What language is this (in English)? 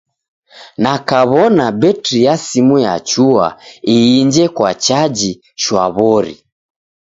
Taita